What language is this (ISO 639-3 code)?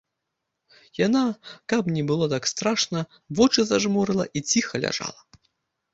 bel